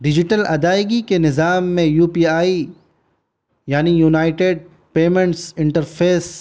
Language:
Urdu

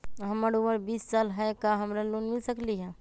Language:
Magahi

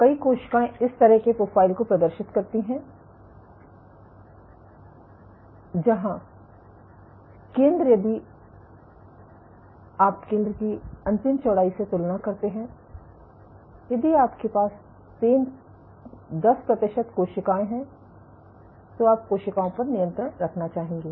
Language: Hindi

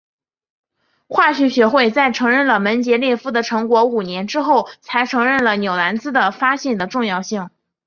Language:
Chinese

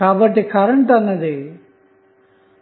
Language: Telugu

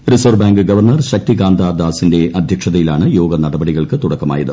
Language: Malayalam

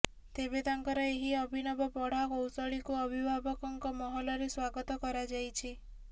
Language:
Odia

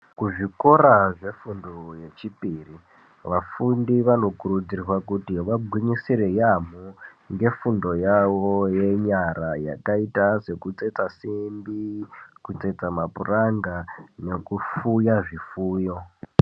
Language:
Ndau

